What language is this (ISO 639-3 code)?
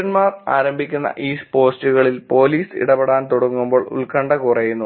mal